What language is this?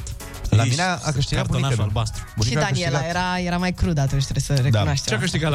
Romanian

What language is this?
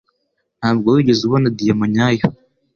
Kinyarwanda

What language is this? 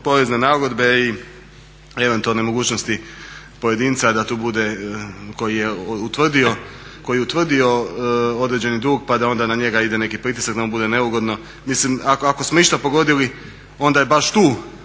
Croatian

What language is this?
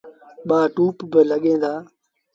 Sindhi Bhil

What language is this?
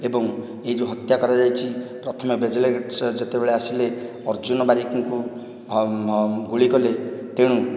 Odia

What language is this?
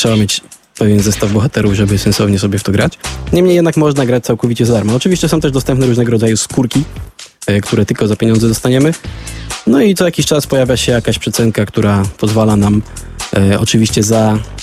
Polish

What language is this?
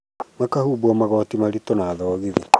Kikuyu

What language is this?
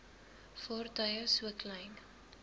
Afrikaans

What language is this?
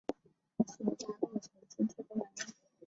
Chinese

